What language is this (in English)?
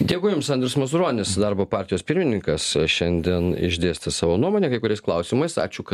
Lithuanian